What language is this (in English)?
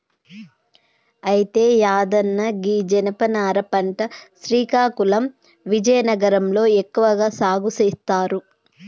Telugu